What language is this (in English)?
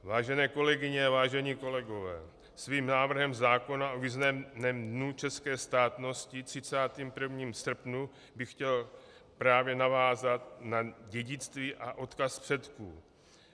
Czech